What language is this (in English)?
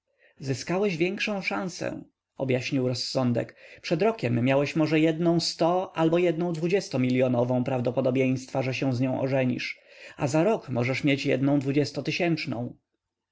Polish